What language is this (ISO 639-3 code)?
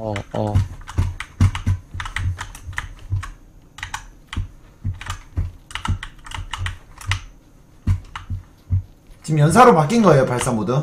kor